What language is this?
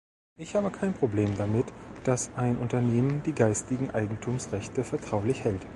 German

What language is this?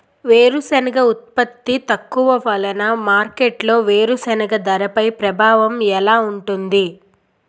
Telugu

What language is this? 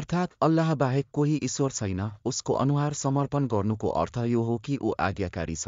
Arabic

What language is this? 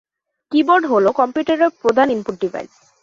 Bangla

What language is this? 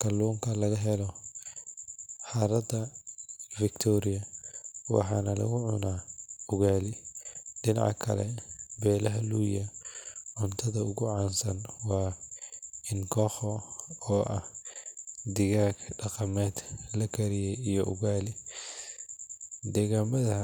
Somali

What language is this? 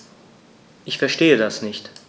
German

